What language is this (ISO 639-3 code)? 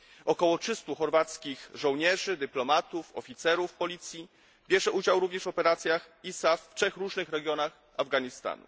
pol